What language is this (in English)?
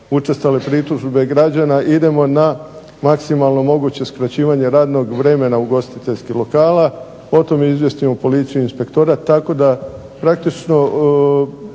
Croatian